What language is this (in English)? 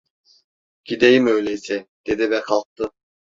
Turkish